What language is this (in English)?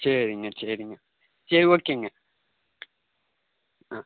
Tamil